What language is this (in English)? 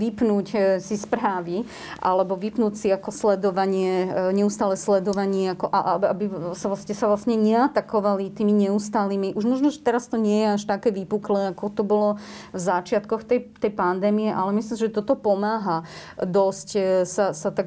Slovak